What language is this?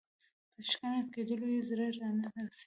Pashto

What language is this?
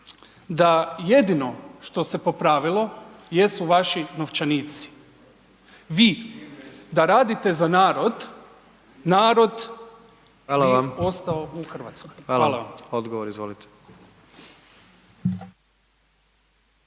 Croatian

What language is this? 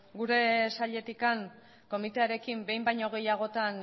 Basque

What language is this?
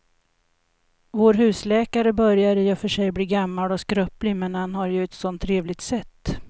Swedish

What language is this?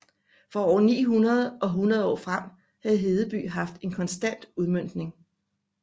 Danish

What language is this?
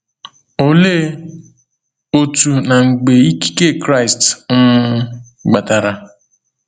Igbo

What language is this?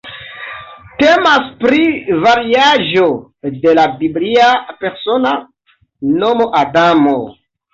Esperanto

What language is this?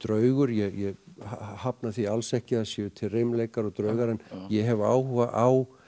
Icelandic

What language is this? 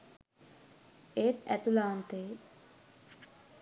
Sinhala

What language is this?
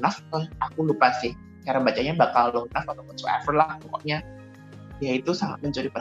Indonesian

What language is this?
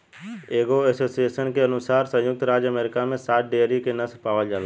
Bhojpuri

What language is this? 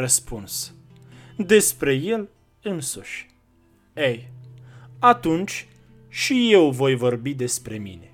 Romanian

